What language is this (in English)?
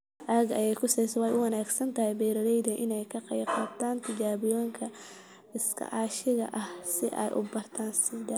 Somali